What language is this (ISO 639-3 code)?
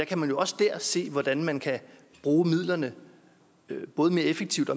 dan